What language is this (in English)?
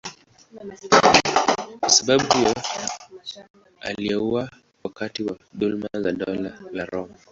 Swahili